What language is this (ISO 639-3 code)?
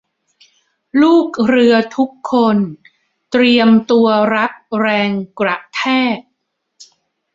tha